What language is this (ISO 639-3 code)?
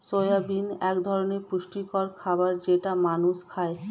ben